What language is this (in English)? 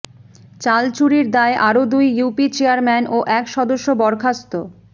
Bangla